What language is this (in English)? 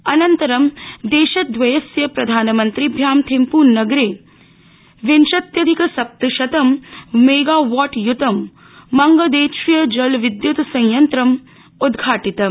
Sanskrit